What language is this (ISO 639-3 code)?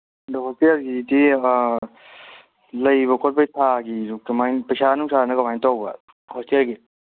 mni